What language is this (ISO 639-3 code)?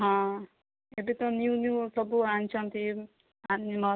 ori